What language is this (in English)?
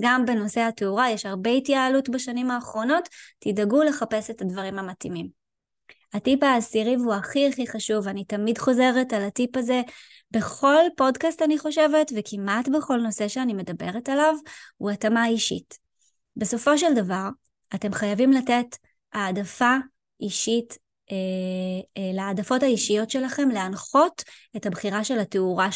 Hebrew